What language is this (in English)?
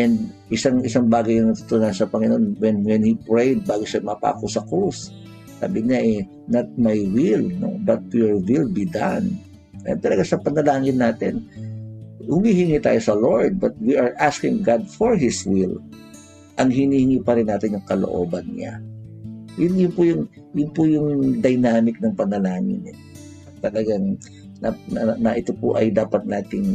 Filipino